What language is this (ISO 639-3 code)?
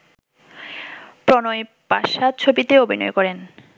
ben